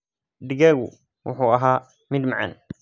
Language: Somali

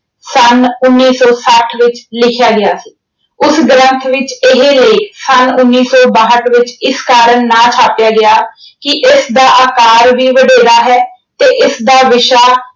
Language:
Punjabi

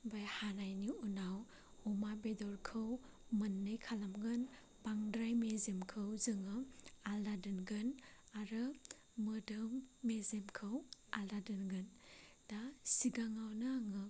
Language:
Bodo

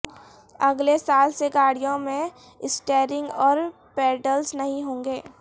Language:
Urdu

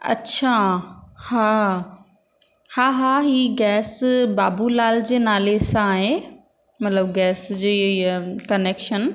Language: Sindhi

